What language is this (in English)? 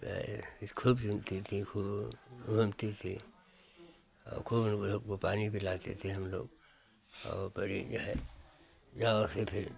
Hindi